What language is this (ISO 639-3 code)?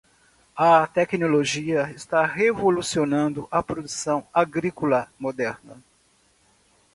por